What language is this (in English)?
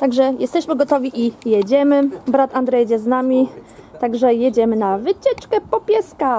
Polish